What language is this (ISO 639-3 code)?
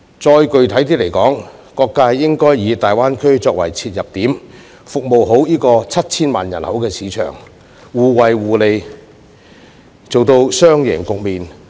yue